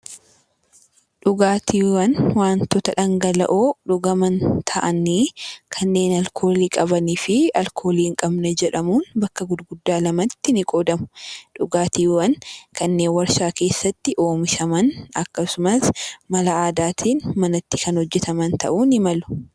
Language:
Oromo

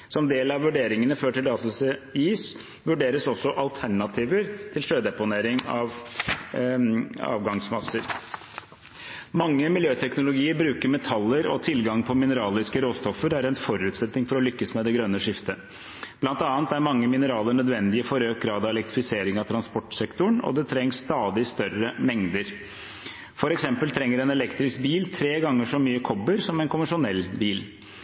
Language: Norwegian Bokmål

